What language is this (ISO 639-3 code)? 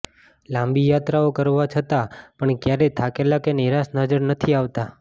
guj